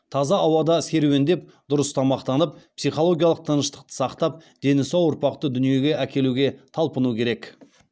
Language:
Kazakh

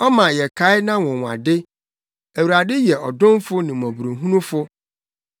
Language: Akan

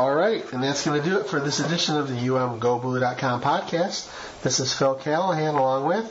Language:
English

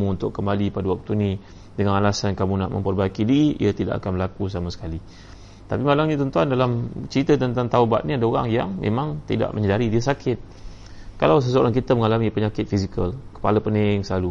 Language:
Malay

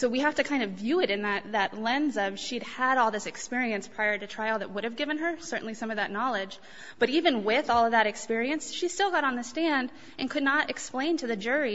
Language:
English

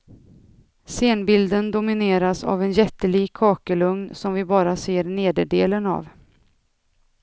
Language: Swedish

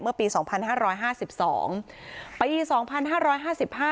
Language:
Thai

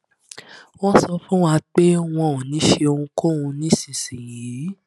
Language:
Yoruba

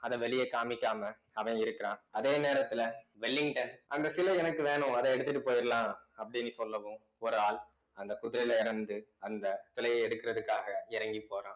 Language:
Tamil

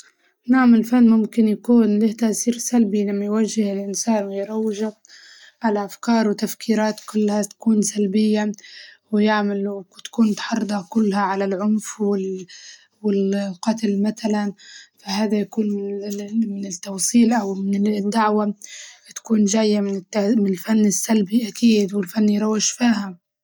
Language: Libyan Arabic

